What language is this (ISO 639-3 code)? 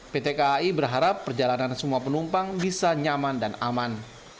ind